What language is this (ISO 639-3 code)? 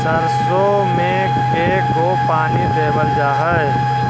mag